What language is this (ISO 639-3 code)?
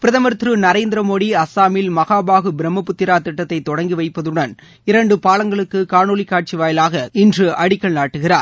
tam